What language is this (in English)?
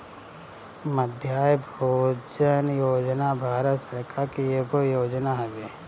Bhojpuri